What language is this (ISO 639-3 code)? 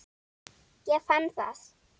isl